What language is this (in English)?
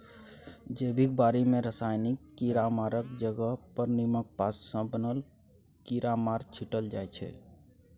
Maithili